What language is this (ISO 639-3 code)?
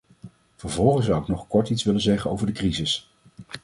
nld